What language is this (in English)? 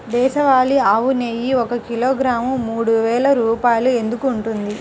Telugu